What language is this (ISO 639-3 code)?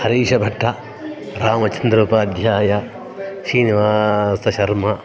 san